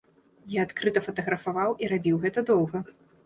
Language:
Belarusian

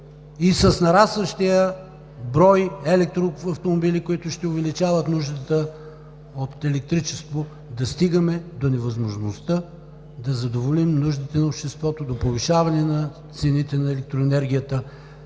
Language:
Bulgarian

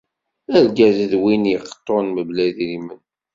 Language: Kabyle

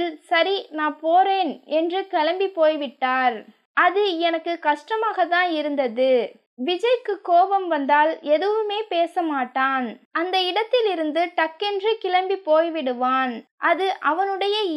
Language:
Tamil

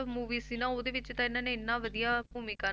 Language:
Punjabi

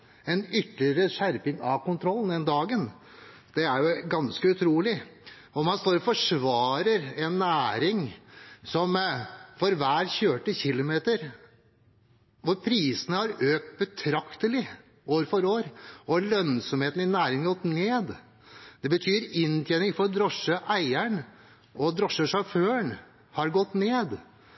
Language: Norwegian Bokmål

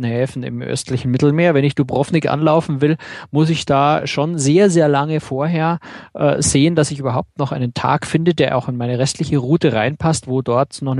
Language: German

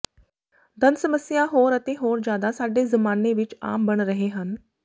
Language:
Punjabi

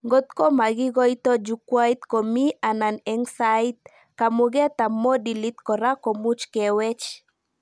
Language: Kalenjin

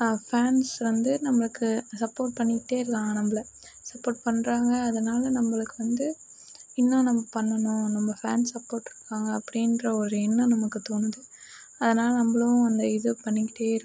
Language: Tamil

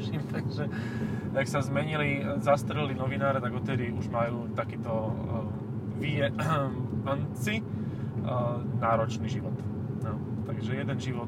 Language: Slovak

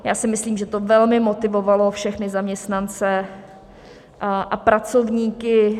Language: Czech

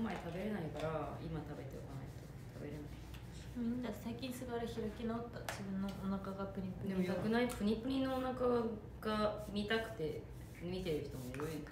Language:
Japanese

